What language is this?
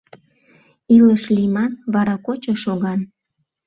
Mari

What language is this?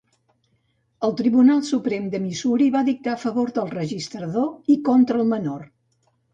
Catalan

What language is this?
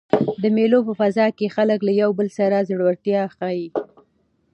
Pashto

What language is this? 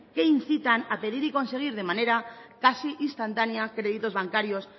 Spanish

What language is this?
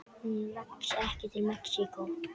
Icelandic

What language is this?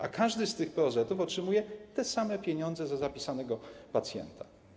Polish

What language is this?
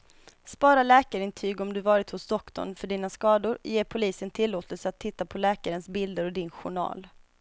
Swedish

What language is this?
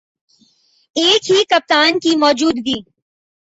Urdu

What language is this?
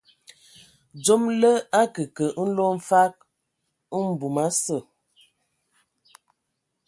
Ewondo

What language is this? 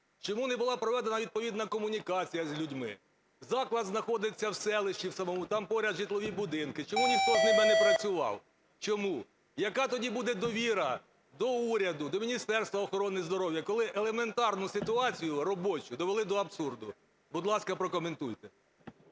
Ukrainian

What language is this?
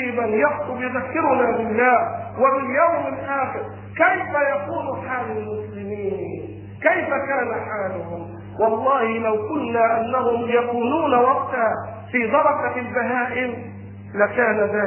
Arabic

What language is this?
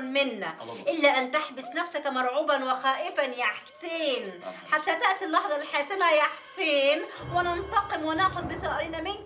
Arabic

